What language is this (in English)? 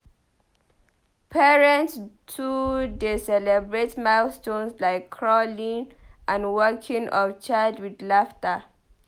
Nigerian Pidgin